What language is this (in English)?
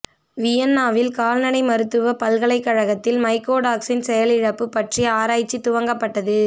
Tamil